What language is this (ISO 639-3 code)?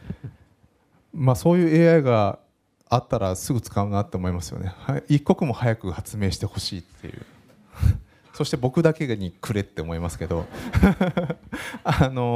jpn